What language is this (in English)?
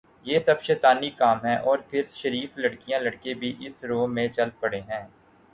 Urdu